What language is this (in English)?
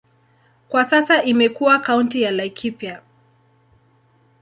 Swahili